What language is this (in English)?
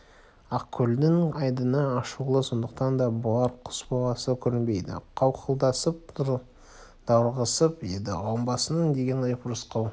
Kazakh